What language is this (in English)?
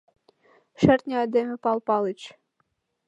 Mari